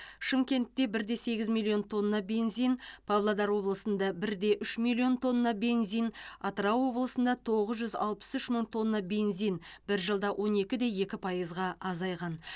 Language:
Kazakh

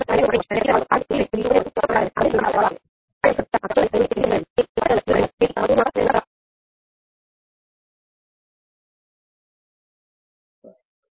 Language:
Gujarati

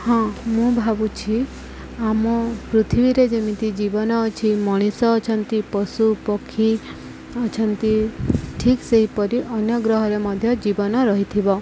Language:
Odia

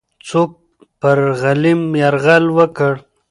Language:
Pashto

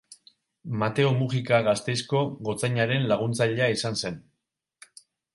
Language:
Basque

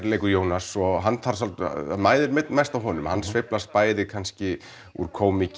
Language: Icelandic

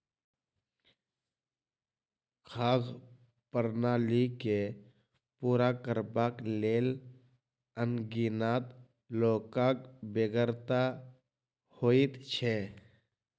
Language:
Maithili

